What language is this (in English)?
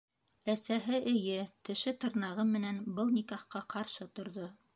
Bashkir